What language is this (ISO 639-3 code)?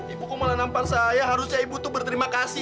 ind